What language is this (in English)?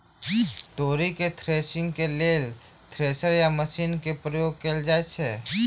Maithili